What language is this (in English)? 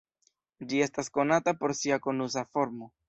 Esperanto